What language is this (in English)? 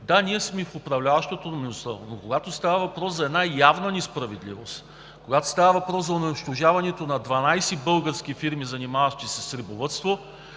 Bulgarian